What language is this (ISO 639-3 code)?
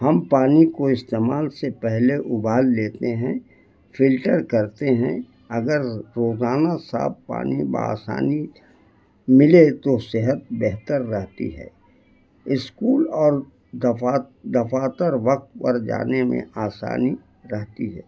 urd